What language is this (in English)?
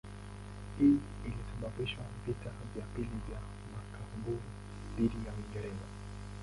Swahili